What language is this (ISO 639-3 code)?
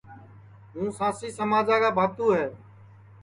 ssi